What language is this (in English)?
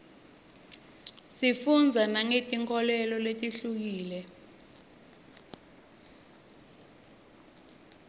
Swati